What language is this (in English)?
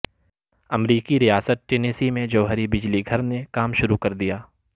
Urdu